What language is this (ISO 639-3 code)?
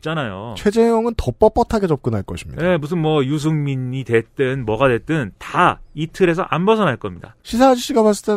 kor